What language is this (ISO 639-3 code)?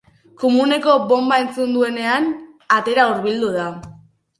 eus